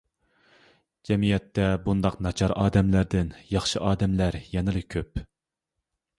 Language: Uyghur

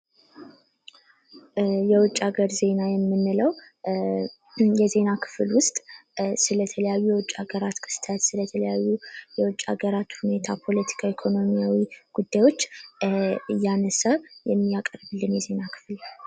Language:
Amharic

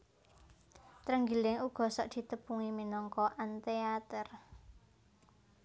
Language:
Javanese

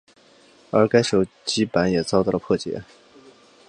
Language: Chinese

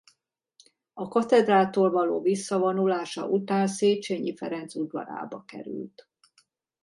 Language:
Hungarian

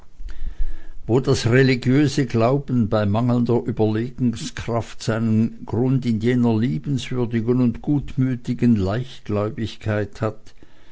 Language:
German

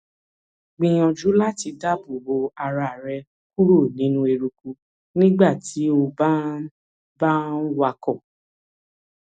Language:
Yoruba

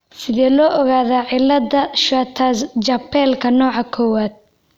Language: Somali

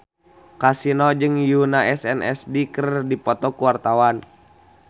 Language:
Sundanese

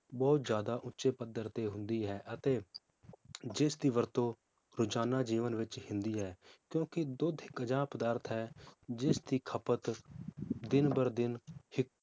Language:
Punjabi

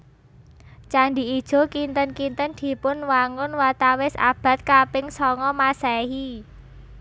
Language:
Javanese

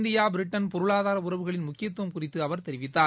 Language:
Tamil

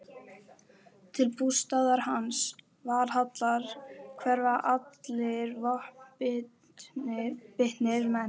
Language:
Icelandic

